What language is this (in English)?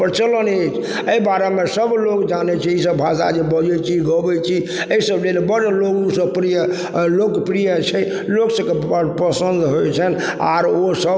Maithili